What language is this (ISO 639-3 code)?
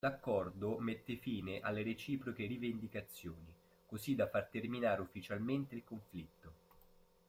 ita